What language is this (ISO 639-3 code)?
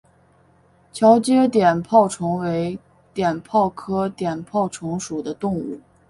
zho